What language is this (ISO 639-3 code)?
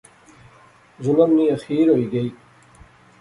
phr